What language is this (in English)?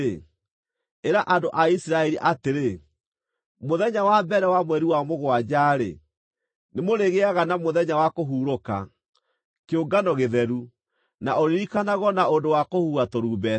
Kikuyu